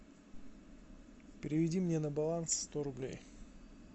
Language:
Russian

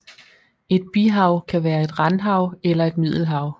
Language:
Danish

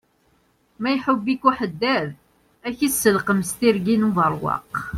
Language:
Kabyle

